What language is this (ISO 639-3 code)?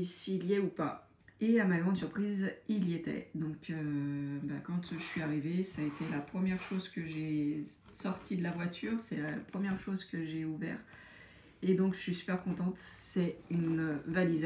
fra